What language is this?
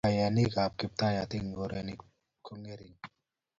Kalenjin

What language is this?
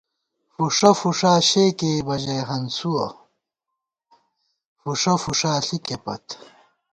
Gawar-Bati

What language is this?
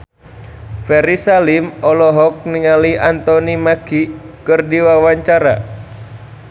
Sundanese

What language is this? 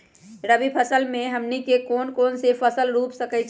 Magahi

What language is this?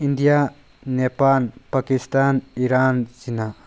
Manipuri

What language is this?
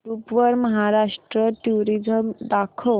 Marathi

